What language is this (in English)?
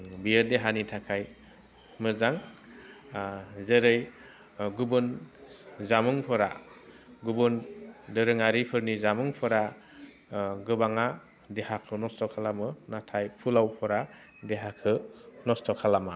Bodo